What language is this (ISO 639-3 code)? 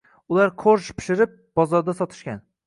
uzb